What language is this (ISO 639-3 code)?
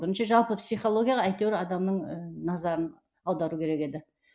kaz